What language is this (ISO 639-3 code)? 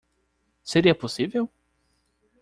por